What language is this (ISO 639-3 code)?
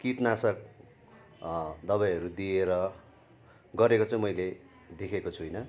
nep